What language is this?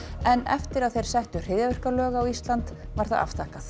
Icelandic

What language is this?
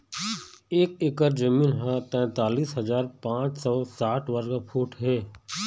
Chhattisgarhi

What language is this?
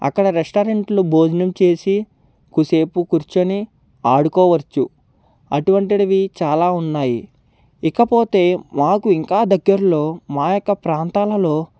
Telugu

